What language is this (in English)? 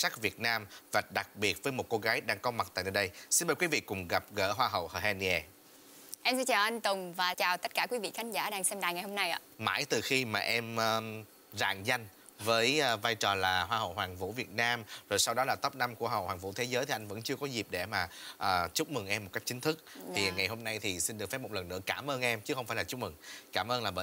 Vietnamese